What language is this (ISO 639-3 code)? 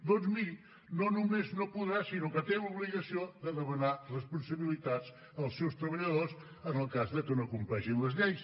cat